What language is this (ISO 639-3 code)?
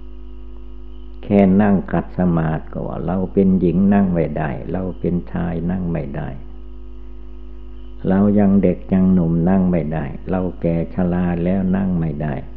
tha